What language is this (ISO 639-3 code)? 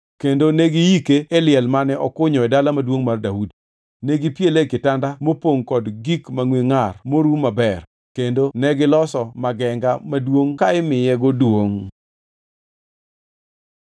luo